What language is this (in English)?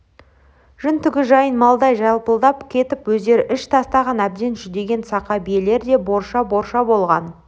Kazakh